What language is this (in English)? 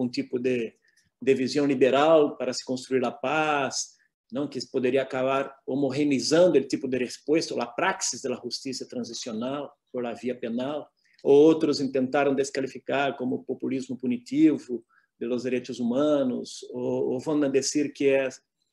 Spanish